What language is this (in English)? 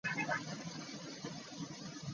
Ganda